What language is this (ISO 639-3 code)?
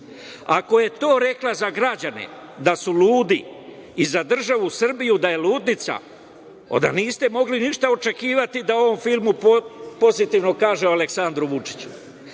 srp